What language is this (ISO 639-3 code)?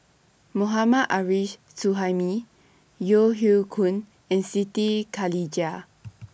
eng